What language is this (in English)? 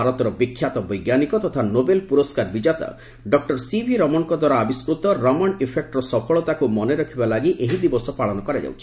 Odia